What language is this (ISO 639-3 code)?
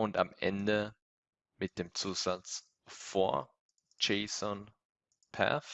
deu